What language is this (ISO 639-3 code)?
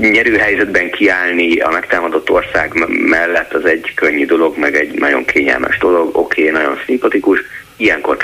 hun